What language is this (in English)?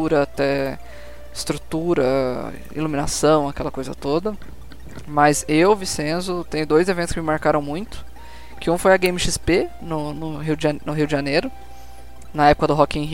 Portuguese